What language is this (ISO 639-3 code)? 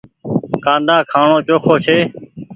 gig